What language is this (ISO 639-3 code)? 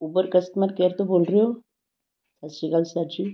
pan